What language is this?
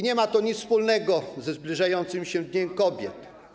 Polish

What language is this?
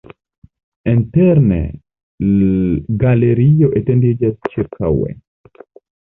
Esperanto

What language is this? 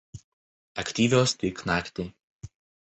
Lithuanian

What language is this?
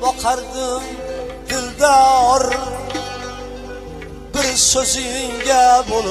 Arabic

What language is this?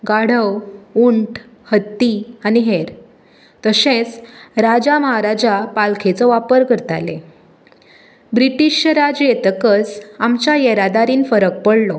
Konkani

